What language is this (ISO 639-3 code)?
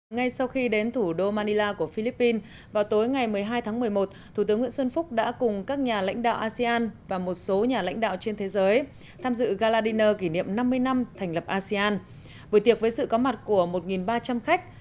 vie